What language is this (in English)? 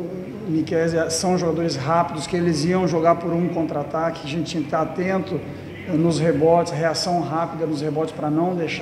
Portuguese